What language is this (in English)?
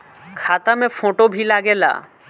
Bhojpuri